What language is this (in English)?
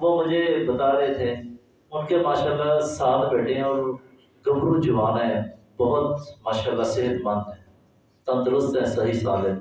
Urdu